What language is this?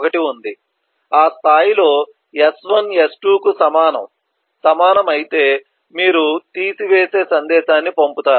Telugu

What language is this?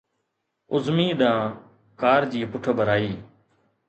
Sindhi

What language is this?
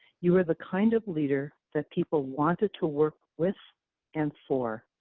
English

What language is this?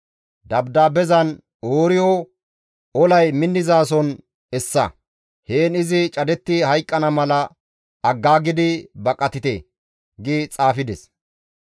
Gamo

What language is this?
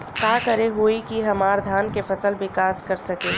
Bhojpuri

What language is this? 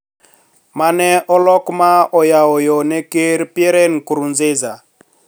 Luo (Kenya and Tanzania)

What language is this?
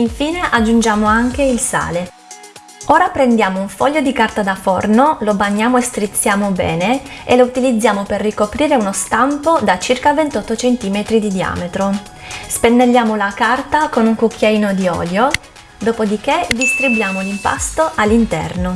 Italian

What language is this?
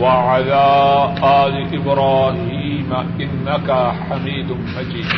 Urdu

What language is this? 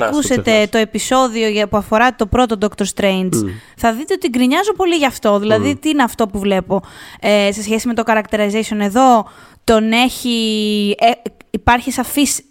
Greek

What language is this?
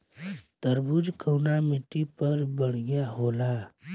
Bhojpuri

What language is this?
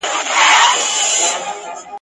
Pashto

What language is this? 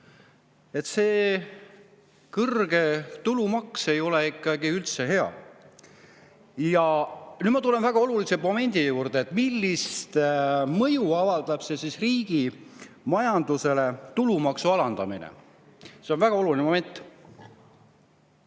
Estonian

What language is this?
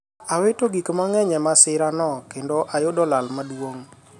Luo (Kenya and Tanzania)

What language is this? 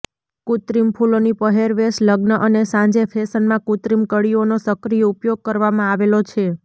Gujarati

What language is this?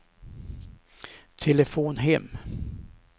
Swedish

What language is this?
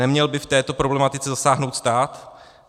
Czech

